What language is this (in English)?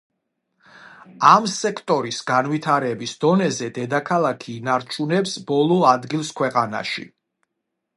Georgian